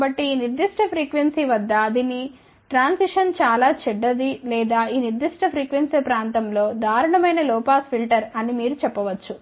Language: Telugu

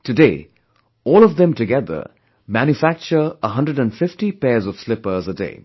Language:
English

